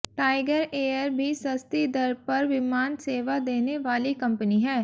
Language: Hindi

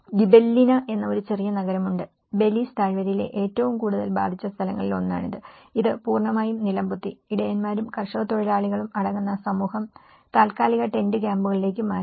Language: Malayalam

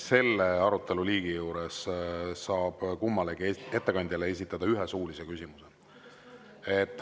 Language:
Estonian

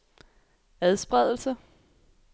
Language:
Danish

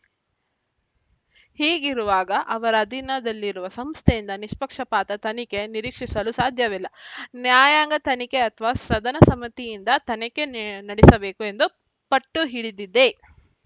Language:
Kannada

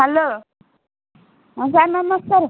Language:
Odia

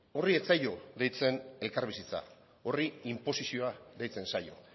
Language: Basque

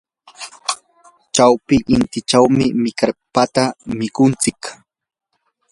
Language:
Yanahuanca Pasco Quechua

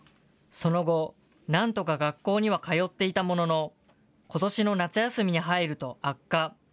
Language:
Japanese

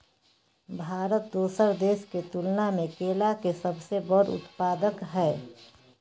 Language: Maithili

